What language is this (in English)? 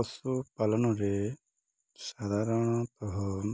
Odia